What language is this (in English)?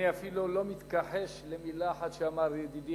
Hebrew